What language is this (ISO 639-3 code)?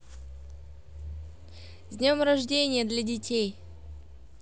rus